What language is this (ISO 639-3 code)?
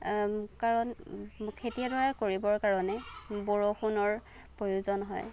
asm